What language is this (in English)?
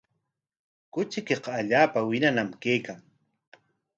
Corongo Ancash Quechua